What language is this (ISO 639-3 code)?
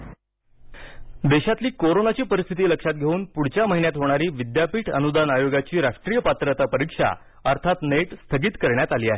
mar